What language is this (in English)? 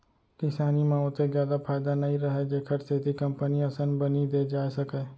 Chhattisgarhi